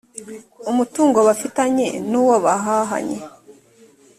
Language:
Kinyarwanda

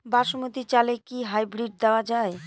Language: Bangla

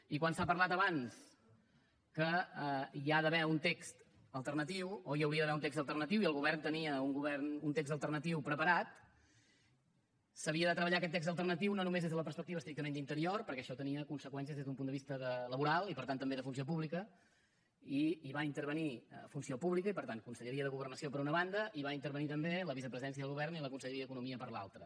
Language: Catalan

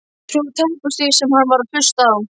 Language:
Icelandic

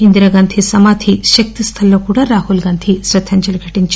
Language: Telugu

